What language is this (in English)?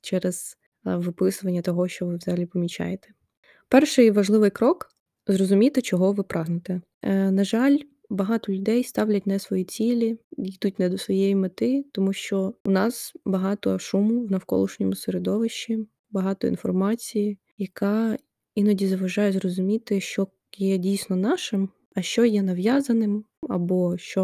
Ukrainian